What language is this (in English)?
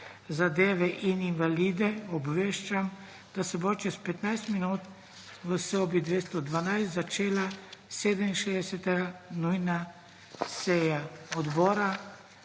Slovenian